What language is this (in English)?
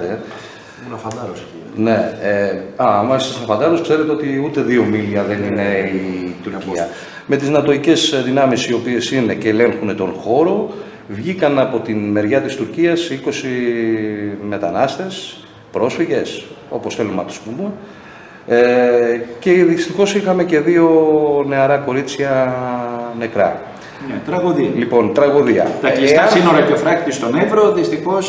Greek